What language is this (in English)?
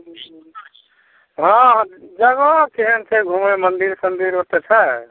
Maithili